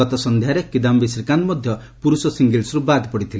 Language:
Odia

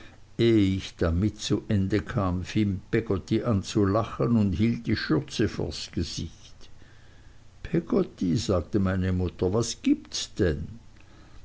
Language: German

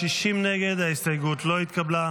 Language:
Hebrew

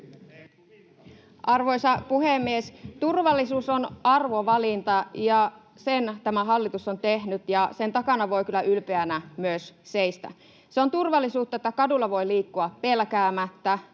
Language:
Finnish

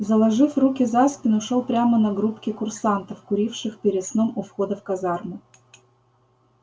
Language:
Russian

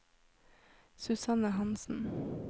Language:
Norwegian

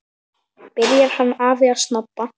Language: Icelandic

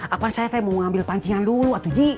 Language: Indonesian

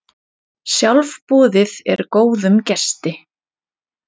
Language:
Icelandic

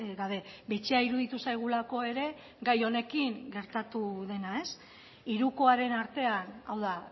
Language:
Basque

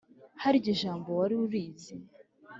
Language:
Kinyarwanda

